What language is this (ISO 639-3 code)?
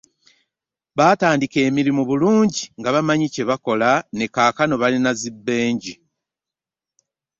lug